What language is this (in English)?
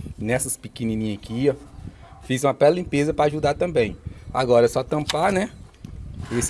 Portuguese